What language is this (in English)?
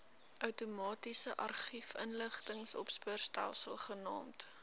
Afrikaans